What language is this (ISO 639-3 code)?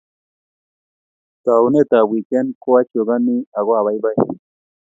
kln